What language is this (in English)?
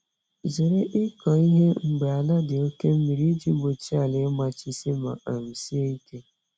Igbo